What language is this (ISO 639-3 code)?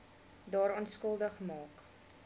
afr